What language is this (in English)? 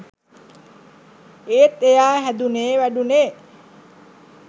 Sinhala